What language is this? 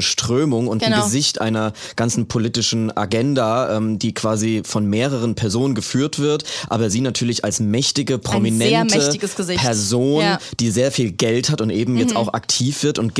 German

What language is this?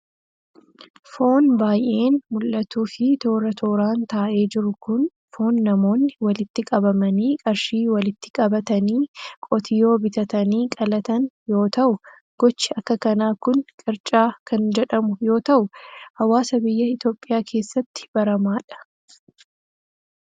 Oromo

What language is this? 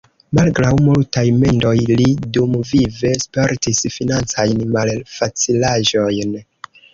Esperanto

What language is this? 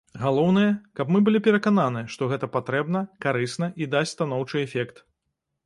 Belarusian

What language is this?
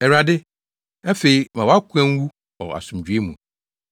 Akan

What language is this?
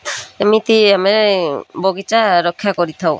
Odia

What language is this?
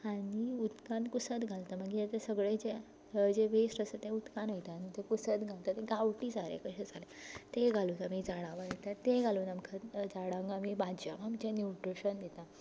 Konkani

